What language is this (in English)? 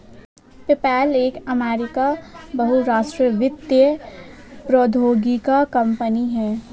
Hindi